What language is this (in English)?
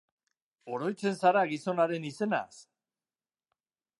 Basque